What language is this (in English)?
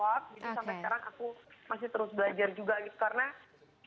Indonesian